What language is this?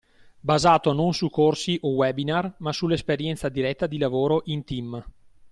Italian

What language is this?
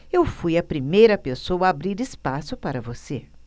Portuguese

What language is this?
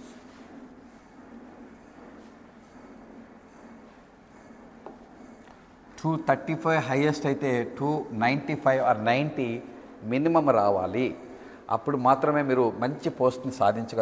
Telugu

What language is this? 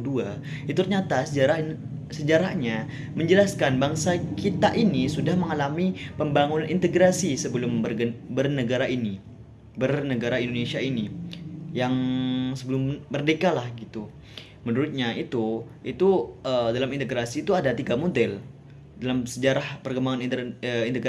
Indonesian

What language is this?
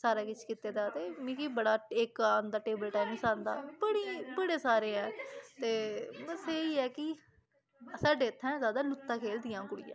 Dogri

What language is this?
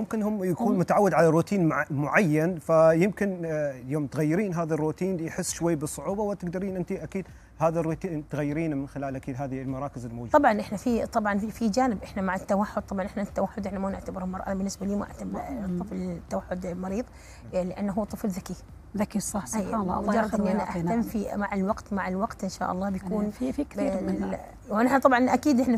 Arabic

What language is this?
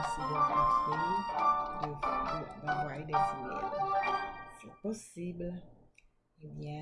French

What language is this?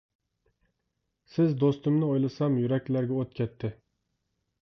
Uyghur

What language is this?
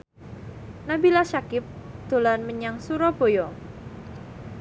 Javanese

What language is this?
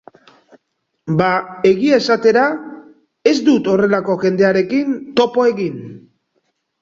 Basque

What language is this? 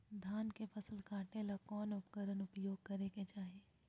Magahi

